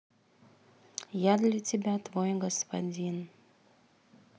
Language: Russian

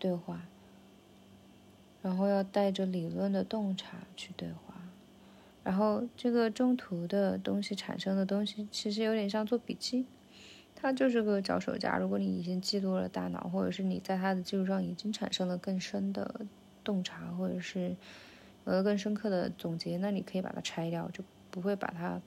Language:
Chinese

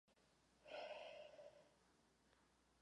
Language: Czech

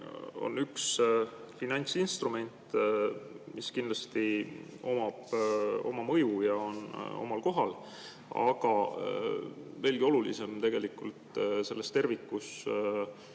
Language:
Estonian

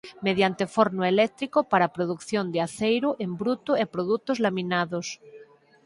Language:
Galician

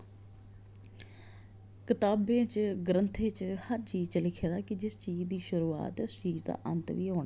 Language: Dogri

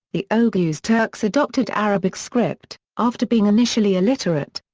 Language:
English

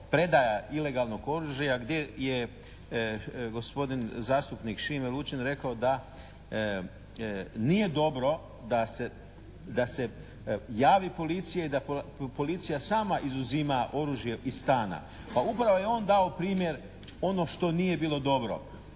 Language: Croatian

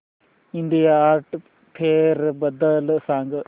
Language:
Marathi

